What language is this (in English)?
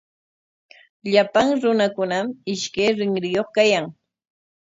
Corongo Ancash Quechua